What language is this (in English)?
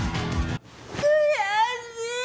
Japanese